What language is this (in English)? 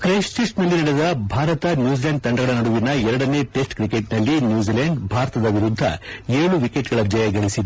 Kannada